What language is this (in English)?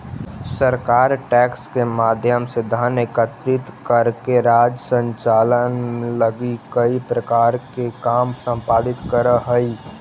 Magahi